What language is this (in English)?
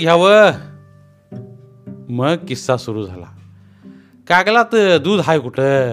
Marathi